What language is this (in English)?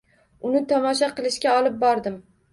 Uzbek